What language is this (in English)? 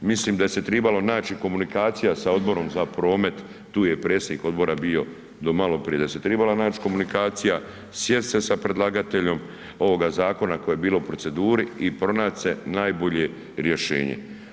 Croatian